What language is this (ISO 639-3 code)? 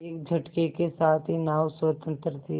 hin